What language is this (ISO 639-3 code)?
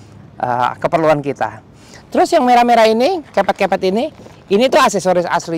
ind